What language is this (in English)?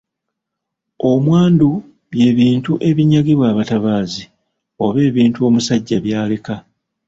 Ganda